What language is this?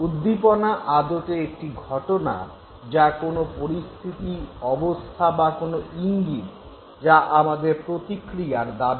Bangla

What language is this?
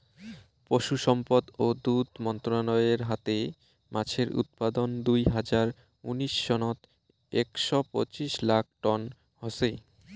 Bangla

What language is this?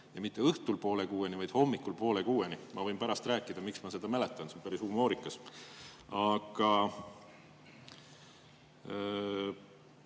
Estonian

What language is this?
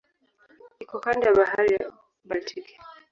Swahili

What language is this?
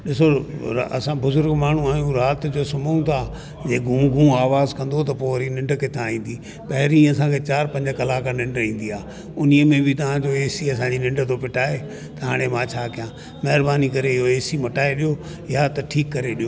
Sindhi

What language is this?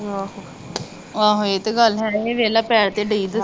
Punjabi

